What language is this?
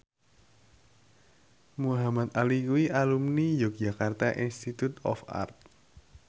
Javanese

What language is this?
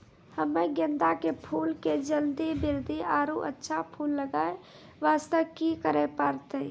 Maithili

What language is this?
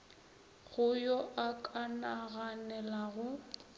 Northern Sotho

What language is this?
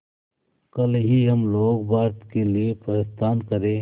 Hindi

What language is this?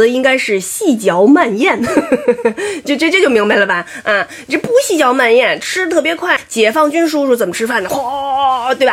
Chinese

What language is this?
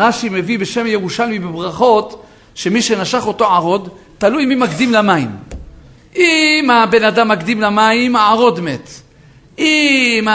Hebrew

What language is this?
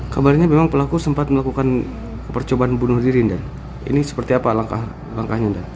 Indonesian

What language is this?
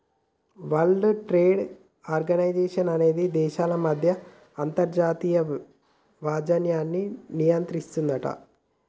Telugu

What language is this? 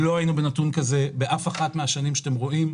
Hebrew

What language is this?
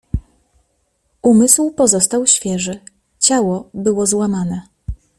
Polish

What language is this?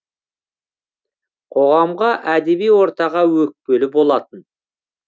Kazakh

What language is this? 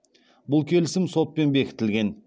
Kazakh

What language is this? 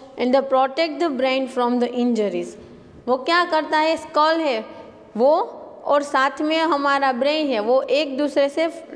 Hindi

